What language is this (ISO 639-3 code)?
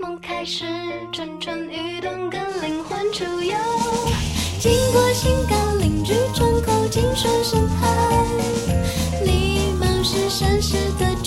zho